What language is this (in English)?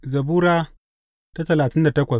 Hausa